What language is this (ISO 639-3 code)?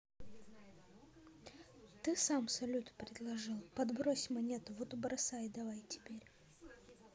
rus